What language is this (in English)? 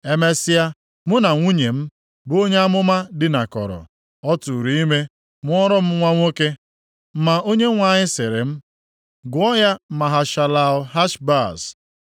Igbo